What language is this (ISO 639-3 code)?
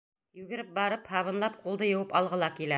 bak